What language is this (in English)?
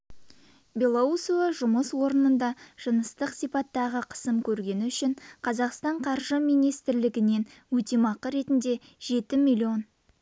Kazakh